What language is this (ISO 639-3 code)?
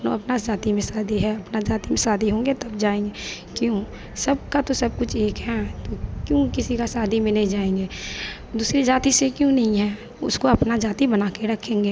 hin